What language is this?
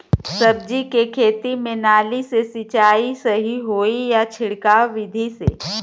Bhojpuri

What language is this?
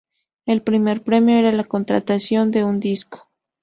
Spanish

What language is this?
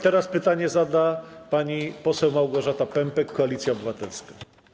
Polish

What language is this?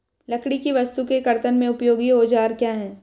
Hindi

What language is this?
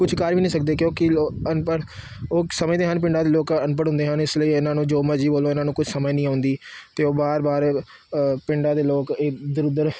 Punjabi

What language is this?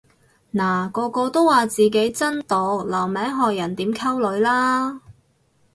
Cantonese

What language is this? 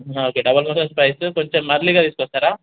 Telugu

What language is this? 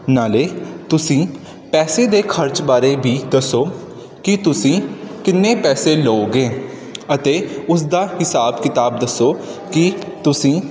Punjabi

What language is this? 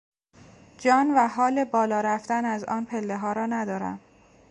Persian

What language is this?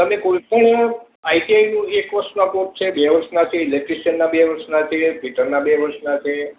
Gujarati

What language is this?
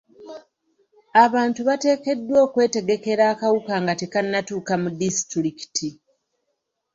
Ganda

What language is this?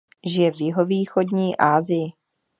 Czech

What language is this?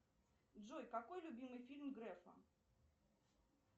Russian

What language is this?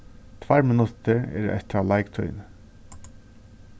Faroese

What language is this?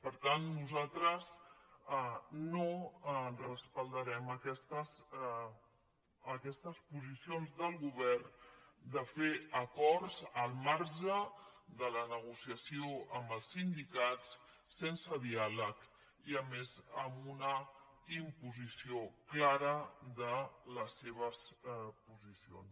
Catalan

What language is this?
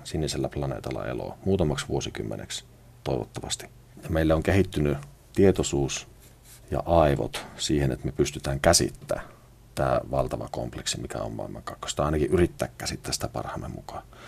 Finnish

